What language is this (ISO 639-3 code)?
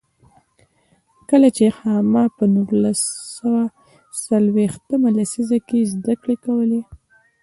pus